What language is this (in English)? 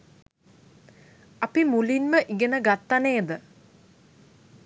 Sinhala